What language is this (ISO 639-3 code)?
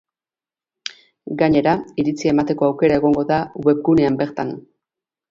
eus